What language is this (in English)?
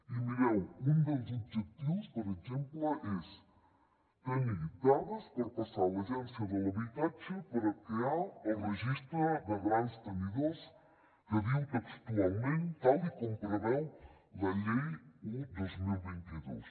Catalan